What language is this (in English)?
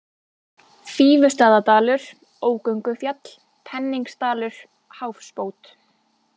Icelandic